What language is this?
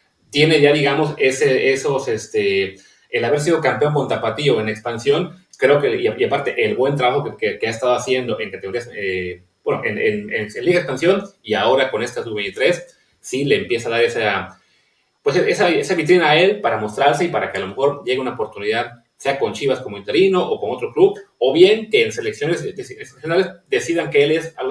Spanish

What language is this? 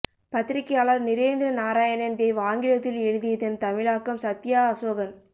Tamil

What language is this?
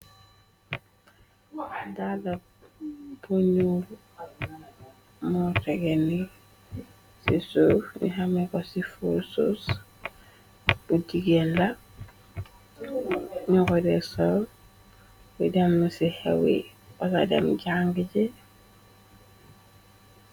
Wolof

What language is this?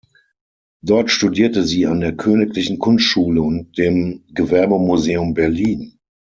German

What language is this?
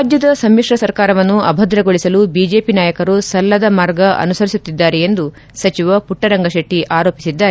Kannada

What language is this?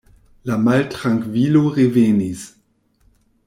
Esperanto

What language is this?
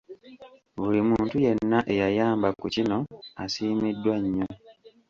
Ganda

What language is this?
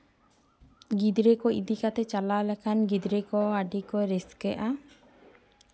Santali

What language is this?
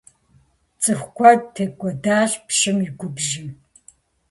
Kabardian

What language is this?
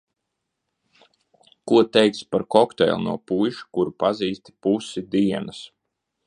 Latvian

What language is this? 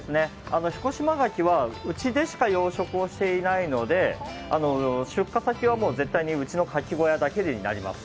Japanese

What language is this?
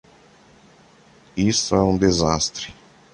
Portuguese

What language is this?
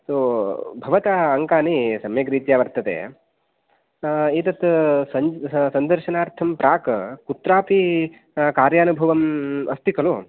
Sanskrit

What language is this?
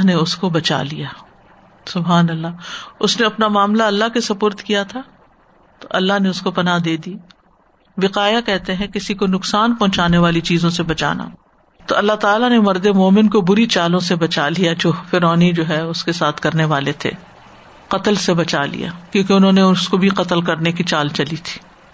Urdu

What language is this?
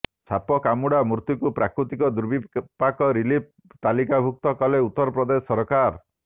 Odia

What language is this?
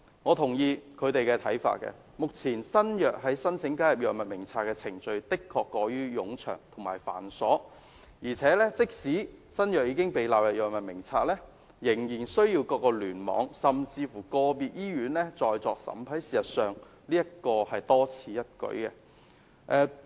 Cantonese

